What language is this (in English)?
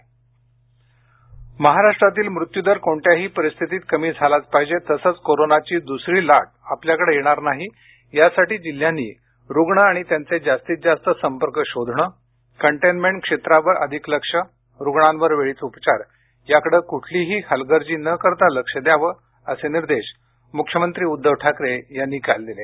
Marathi